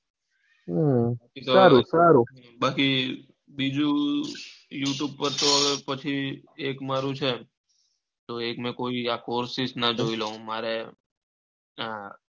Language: Gujarati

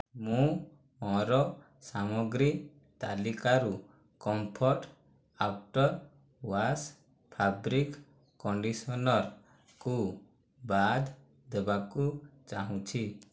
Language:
Odia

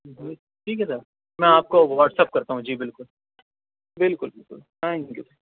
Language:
Urdu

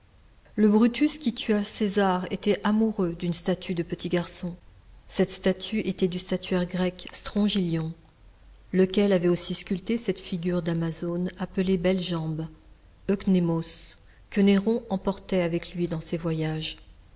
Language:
French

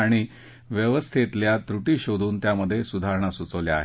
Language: Marathi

